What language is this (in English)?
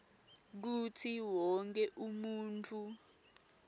Swati